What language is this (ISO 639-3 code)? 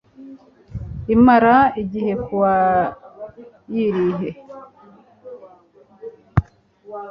kin